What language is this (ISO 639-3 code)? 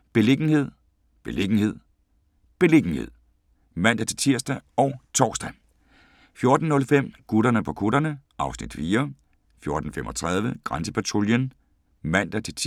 dan